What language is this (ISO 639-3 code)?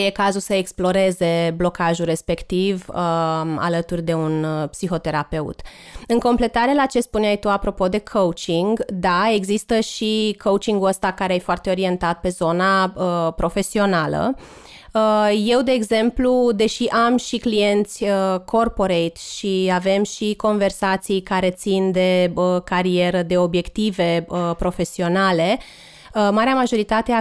ron